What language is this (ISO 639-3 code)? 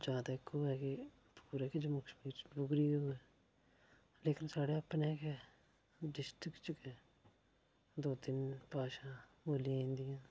doi